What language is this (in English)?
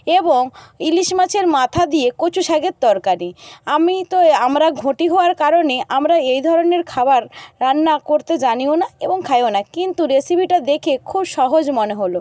Bangla